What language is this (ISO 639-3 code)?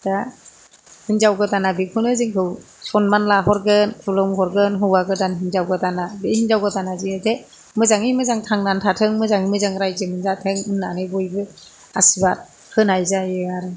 brx